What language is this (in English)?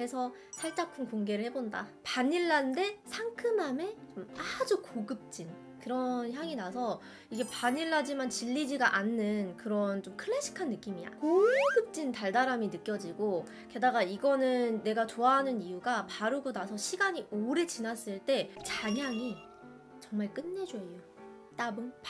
Korean